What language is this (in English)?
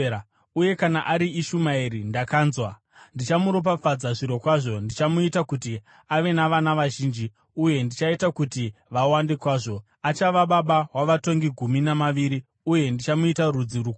Shona